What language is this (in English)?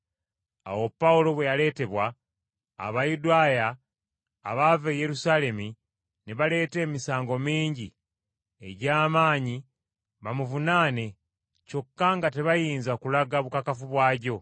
Ganda